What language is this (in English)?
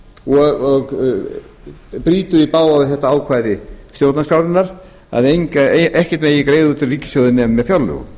Icelandic